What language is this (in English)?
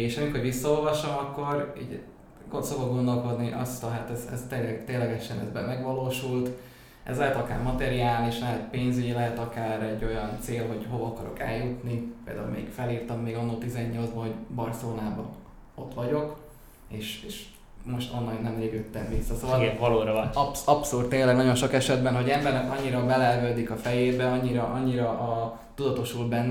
Hungarian